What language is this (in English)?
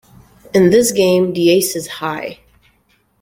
English